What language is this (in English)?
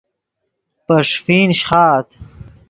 Yidgha